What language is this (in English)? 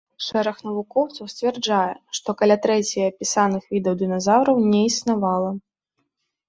Belarusian